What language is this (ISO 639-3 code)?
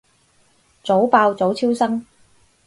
yue